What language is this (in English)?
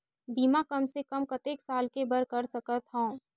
Chhattisgarhi